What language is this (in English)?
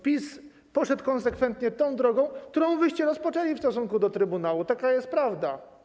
Polish